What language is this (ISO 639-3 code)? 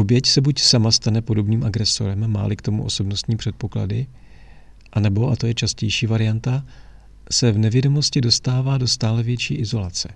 ces